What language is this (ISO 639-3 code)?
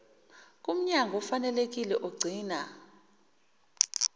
zul